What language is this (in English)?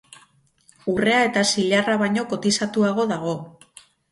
Basque